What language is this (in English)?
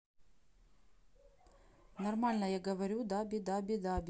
Russian